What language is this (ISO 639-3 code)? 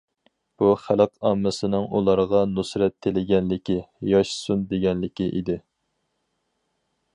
uig